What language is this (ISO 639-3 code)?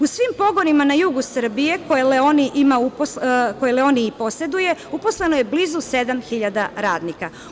srp